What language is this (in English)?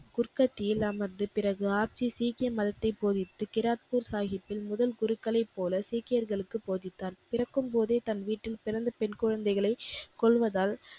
Tamil